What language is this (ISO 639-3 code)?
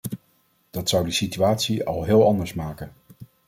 nld